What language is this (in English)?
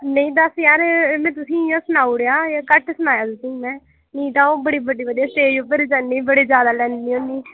Dogri